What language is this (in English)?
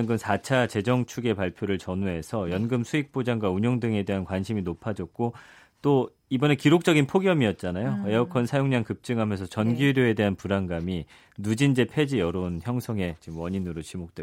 Korean